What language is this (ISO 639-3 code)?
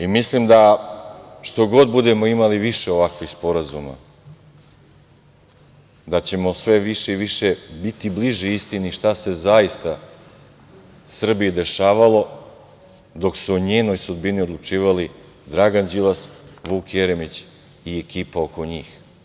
srp